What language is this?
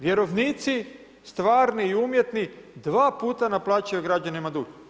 Croatian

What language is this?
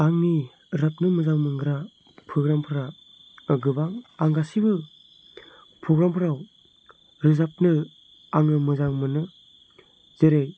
Bodo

